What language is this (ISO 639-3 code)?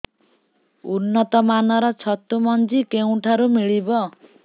ori